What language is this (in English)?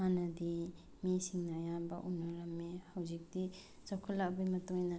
Manipuri